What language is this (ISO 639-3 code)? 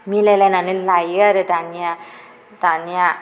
brx